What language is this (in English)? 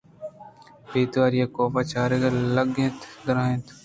Eastern Balochi